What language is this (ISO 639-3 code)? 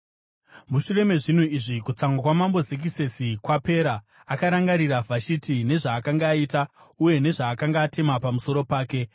sna